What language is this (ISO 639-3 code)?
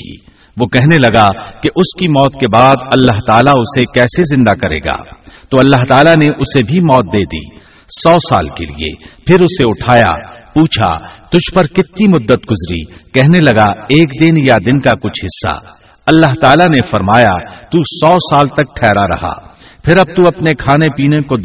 urd